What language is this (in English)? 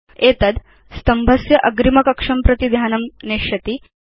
Sanskrit